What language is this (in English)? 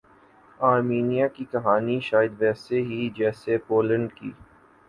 Urdu